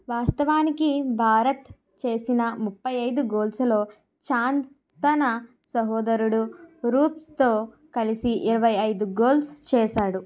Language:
Telugu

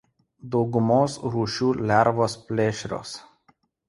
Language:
Lithuanian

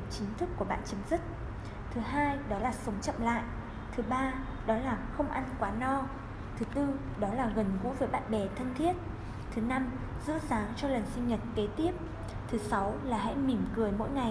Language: Vietnamese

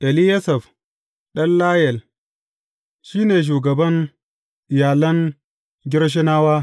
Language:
Hausa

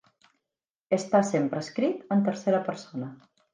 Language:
Catalan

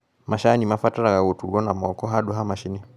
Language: Kikuyu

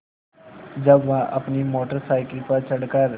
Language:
Hindi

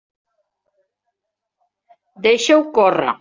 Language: Catalan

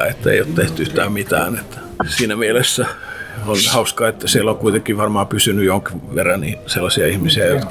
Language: Finnish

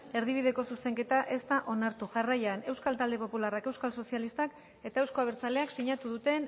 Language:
Basque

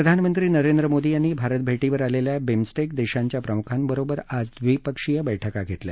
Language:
Marathi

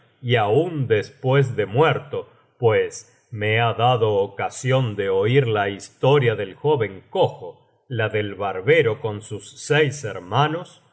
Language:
Spanish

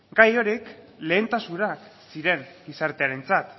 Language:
Basque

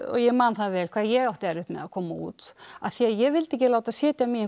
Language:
Icelandic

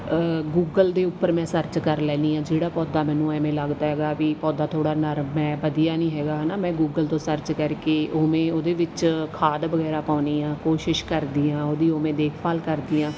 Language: Punjabi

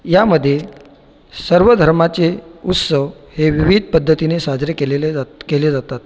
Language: Marathi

